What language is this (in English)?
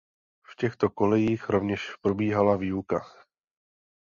Czech